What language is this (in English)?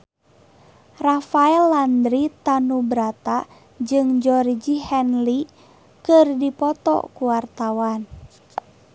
Sundanese